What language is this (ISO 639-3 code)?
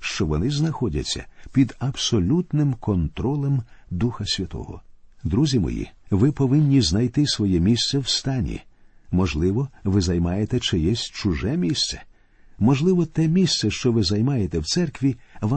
ukr